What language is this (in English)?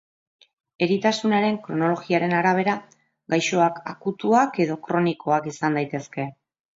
Basque